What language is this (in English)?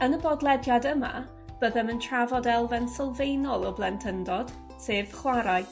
Welsh